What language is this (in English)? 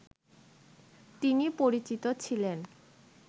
Bangla